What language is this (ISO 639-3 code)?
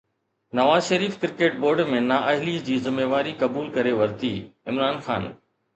snd